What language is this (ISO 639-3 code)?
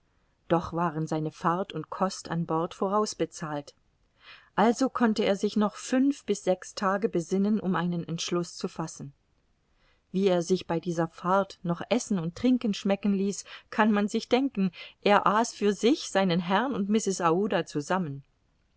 deu